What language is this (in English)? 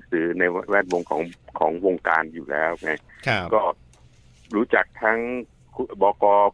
Thai